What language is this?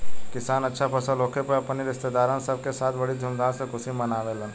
Bhojpuri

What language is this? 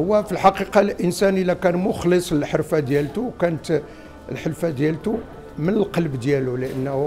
Arabic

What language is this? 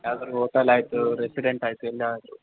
Kannada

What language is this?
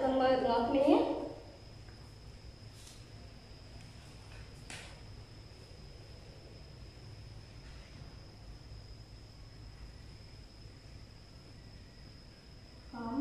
Vietnamese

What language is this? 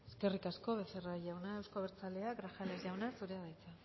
Basque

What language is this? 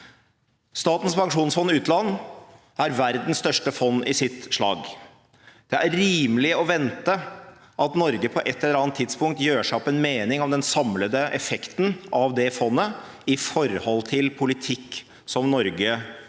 Norwegian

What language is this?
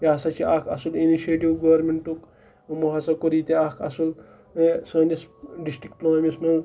Kashmiri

